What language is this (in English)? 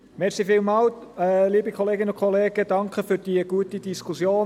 Swiss German